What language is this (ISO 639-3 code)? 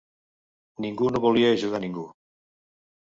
cat